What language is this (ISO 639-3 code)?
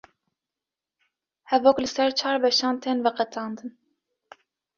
kur